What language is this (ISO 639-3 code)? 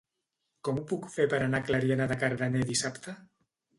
cat